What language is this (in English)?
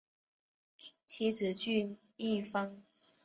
Chinese